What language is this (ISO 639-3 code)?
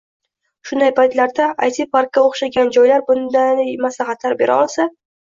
uzb